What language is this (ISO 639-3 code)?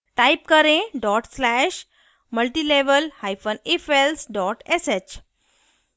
hin